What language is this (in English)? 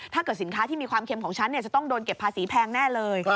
Thai